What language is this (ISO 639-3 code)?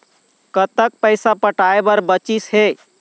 hne